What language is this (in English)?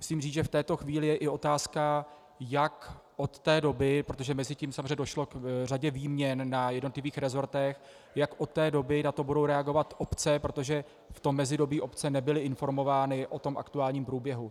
Czech